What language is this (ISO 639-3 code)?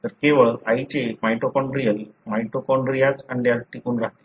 mar